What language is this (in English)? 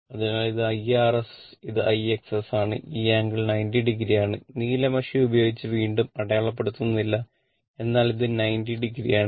Malayalam